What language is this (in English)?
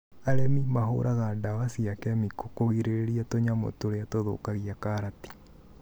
Kikuyu